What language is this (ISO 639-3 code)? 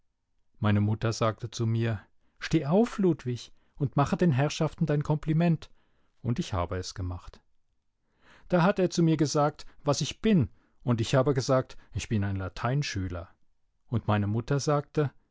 deu